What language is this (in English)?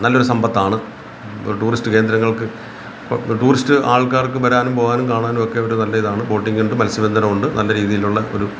Malayalam